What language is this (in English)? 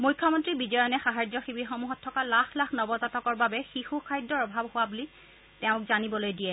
Assamese